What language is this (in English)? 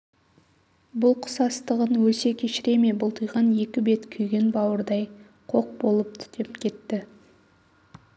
Kazakh